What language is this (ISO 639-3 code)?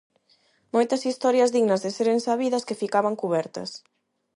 glg